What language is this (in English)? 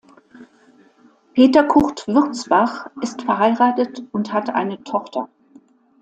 German